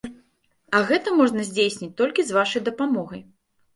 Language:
Belarusian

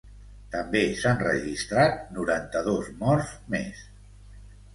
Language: Catalan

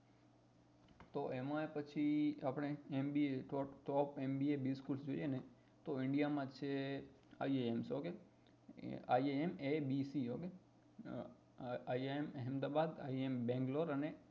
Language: Gujarati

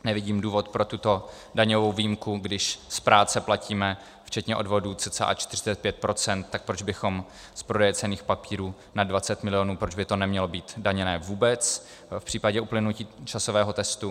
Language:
Czech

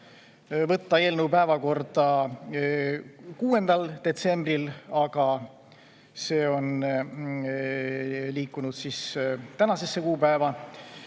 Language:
Estonian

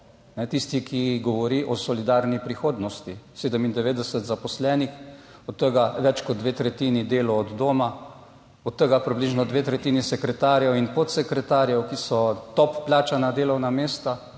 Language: Slovenian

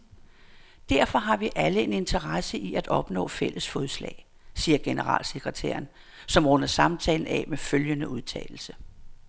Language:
Danish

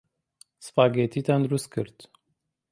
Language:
Central Kurdish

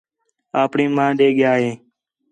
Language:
Khetrani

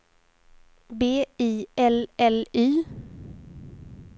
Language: Swedish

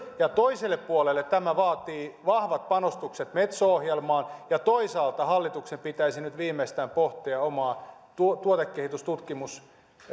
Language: Finnish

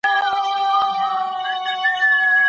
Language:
Pashto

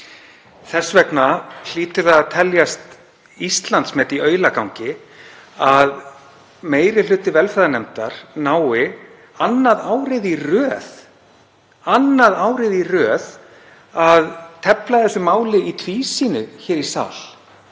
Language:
Icelandic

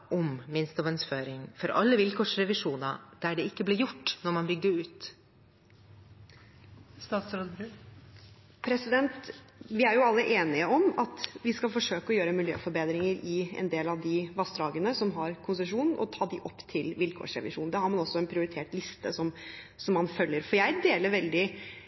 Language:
Norwegian Bokmål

